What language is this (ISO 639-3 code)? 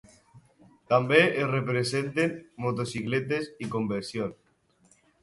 cat